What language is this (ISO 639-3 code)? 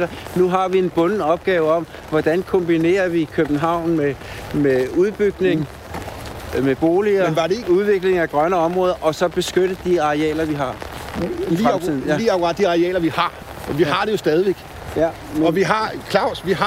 dan